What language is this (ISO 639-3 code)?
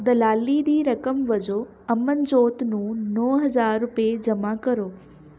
pan